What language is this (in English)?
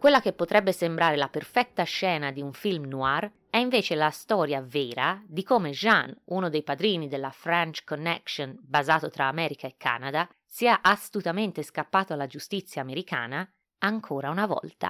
Italian